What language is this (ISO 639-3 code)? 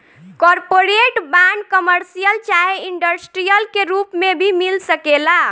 bho